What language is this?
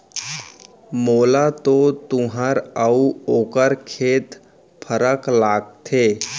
Chhattisgarhi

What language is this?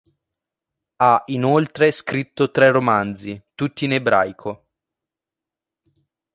Italian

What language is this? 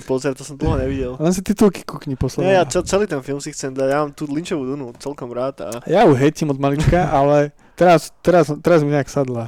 Slovak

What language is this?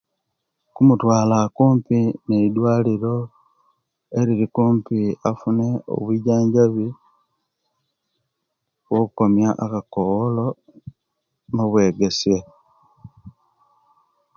Kenyi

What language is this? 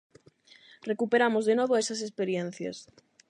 Galician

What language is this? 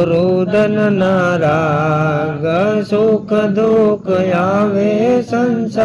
Gujarati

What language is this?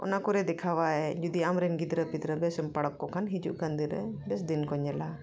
Santali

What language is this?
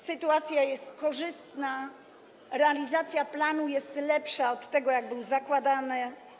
Polish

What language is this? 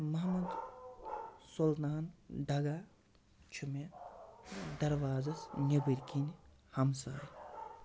Kashmiri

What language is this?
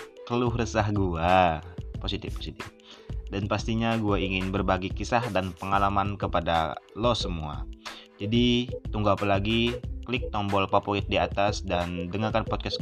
Indonesian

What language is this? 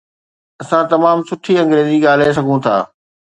Sindhi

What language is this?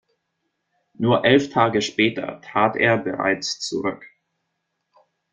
German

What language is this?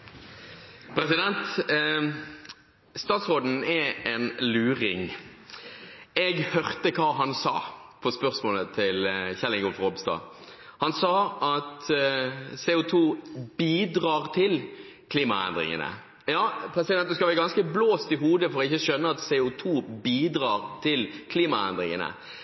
Norwegian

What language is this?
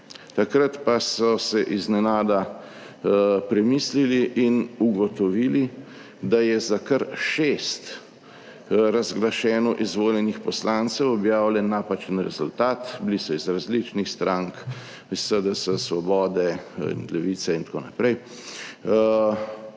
Slovenian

